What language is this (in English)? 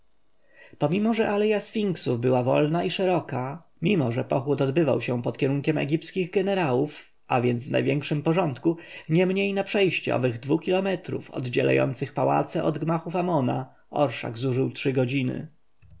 Polish